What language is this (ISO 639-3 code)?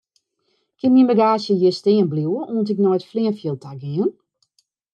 fry